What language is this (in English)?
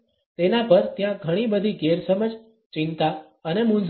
Gujarati